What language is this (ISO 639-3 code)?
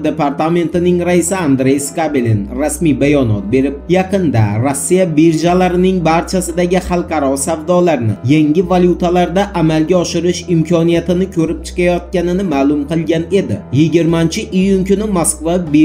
tur